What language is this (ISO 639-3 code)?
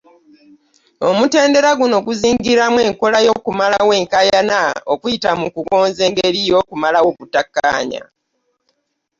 lug